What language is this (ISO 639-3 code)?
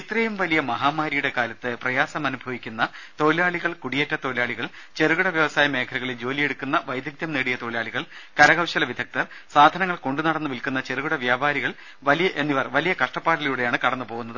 mal